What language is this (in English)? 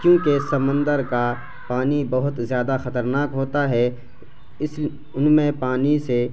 Urdu